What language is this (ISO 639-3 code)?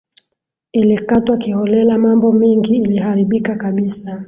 swa